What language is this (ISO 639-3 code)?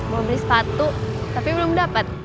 ind